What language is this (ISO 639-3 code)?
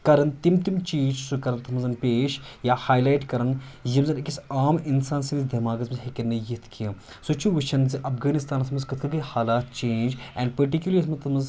kas